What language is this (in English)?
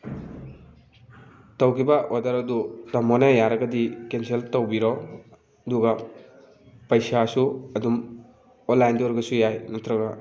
Manipuri